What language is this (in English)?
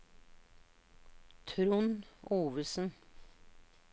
Norwegian